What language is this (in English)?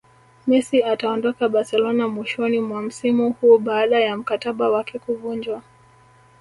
Swahili